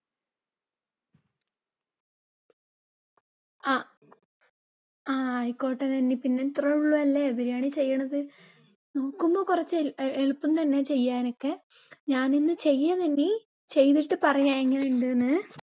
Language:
Malayalam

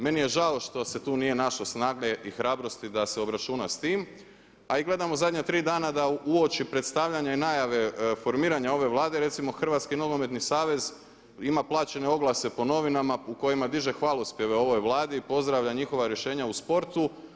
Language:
Croatian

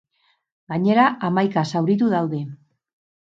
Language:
Basque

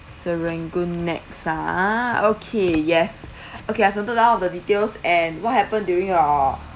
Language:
English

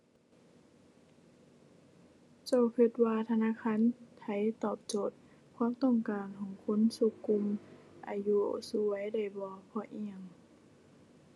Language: Thai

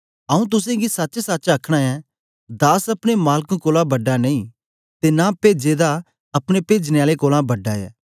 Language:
Dogri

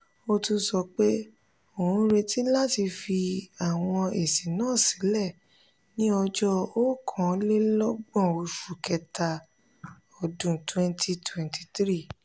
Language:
Yoruba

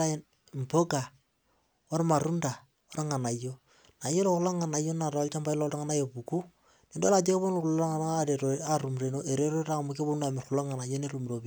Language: Masai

